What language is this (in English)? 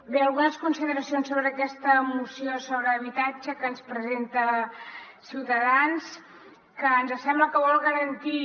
Catalan